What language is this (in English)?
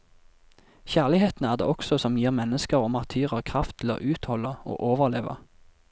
Norwegian